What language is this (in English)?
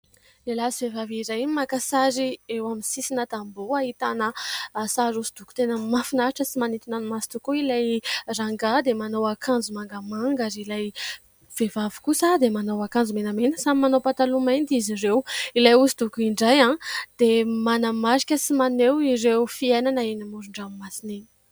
Malagasy